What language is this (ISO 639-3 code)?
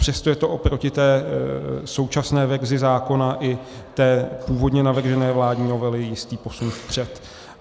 ces